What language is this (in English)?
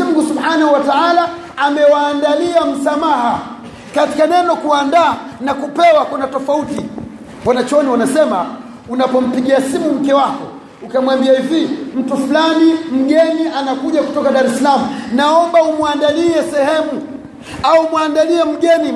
Swahili